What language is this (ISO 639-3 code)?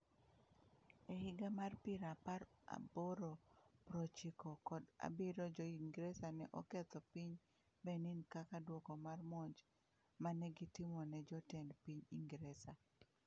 luo